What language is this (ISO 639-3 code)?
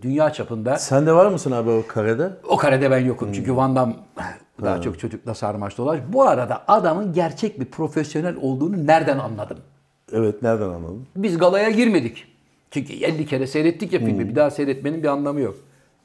tur